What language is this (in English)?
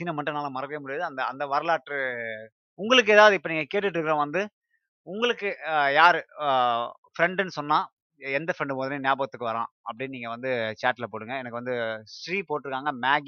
Tamil